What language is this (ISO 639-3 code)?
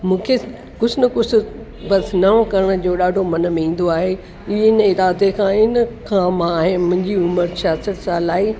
snd